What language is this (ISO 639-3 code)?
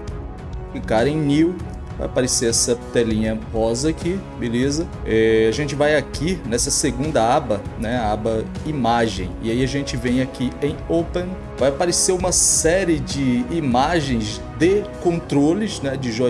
por